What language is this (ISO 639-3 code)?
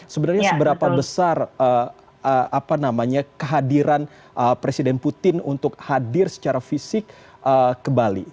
ind